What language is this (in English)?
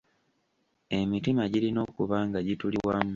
Ganda